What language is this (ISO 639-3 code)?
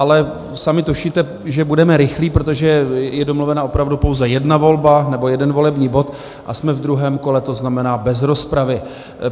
ces